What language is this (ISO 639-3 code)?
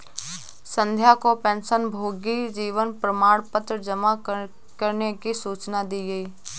hin